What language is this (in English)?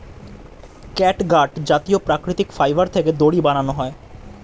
Bangla